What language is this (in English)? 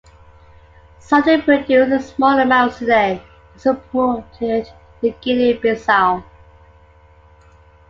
English